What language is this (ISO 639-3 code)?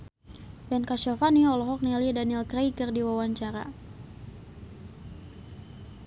sun